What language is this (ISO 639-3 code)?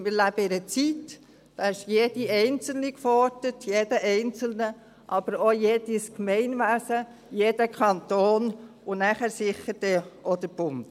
gsw